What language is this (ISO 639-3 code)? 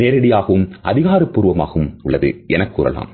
tam